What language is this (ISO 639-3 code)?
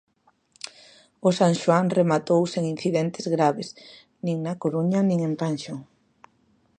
glg